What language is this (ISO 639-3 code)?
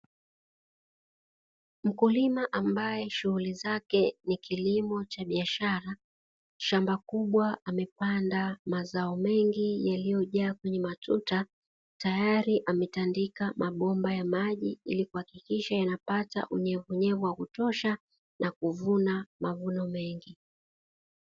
swa